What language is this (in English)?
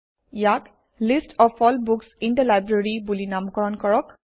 Assamese